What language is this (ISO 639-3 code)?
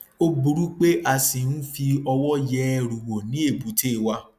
yor